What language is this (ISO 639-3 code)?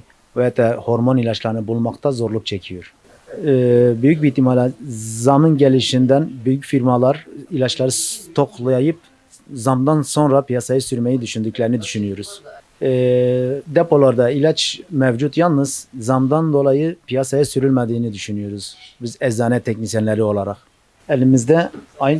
tur